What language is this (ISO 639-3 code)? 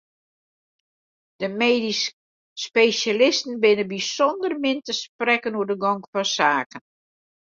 fry